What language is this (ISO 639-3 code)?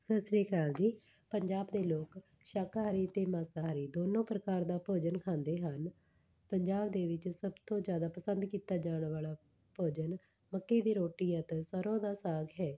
pan